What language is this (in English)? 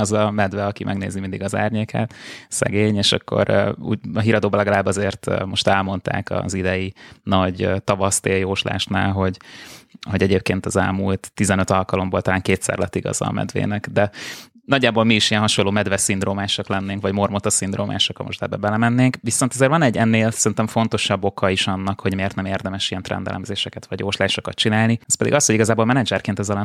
Hungarian